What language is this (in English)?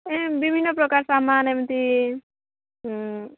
Odia